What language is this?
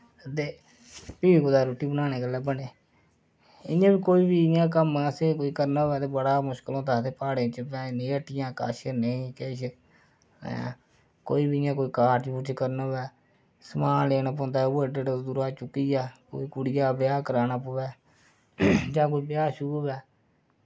Dogri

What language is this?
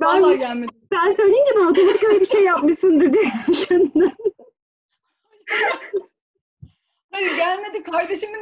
Turkish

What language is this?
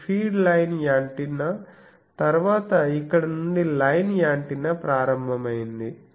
Telugu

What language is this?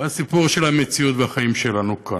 Hebrew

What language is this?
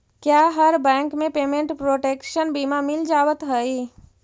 Magahi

